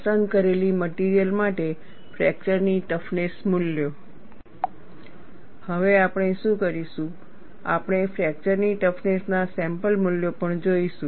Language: Gujarati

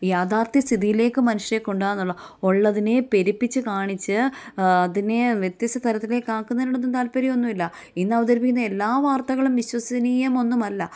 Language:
Malayalam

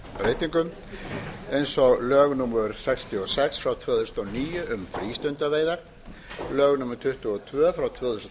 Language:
Icelandic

